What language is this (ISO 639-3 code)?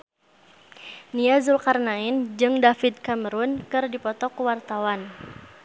sun